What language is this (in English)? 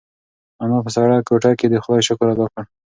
Pashto